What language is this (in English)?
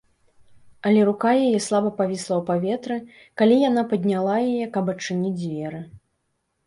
Belarusian